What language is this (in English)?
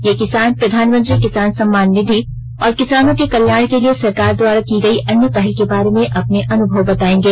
Hindi